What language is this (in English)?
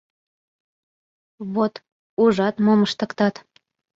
Mari